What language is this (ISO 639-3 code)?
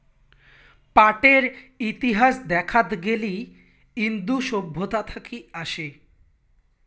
ben